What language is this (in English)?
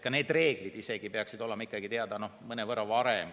Estonian